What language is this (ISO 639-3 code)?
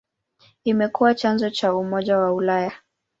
swa